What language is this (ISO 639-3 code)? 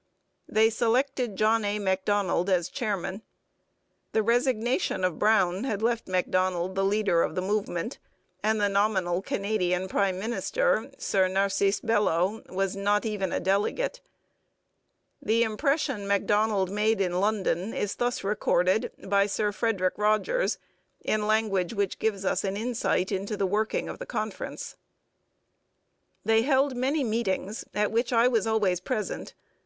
eng